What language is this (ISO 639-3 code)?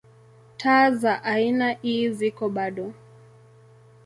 swa